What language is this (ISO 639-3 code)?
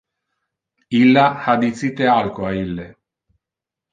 ina